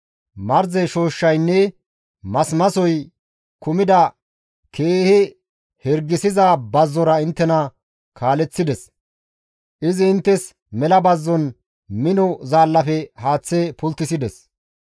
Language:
Gamo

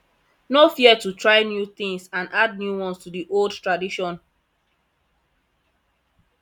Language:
Nigerian Pidgin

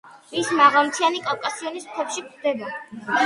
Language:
Georgian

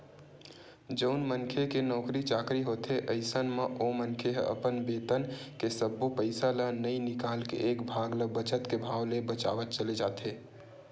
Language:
Chhattisgarhi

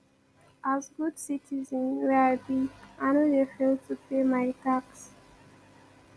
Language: Nigerian Pidgin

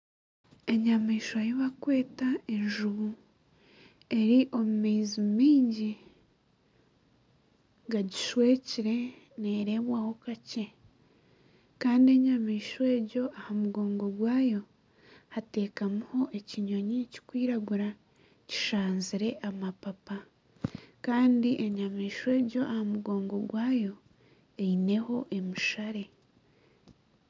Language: Nyankole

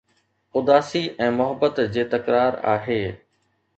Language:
Sindhi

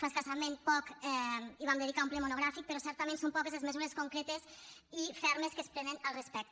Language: Catalan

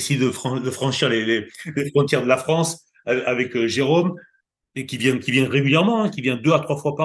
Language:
French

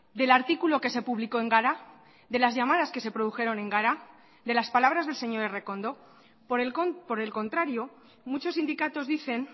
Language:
Spanish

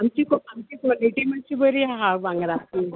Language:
Konkani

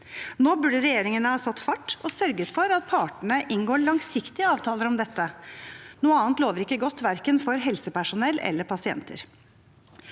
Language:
Norwegian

